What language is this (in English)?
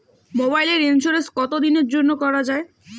Bangla